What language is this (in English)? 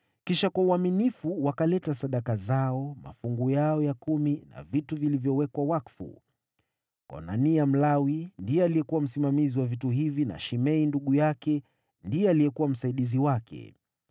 Swahili